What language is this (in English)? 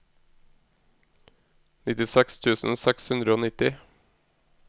Norwegian